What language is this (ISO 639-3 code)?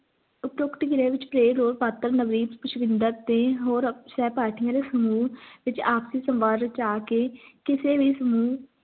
pan